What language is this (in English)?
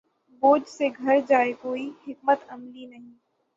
Urdu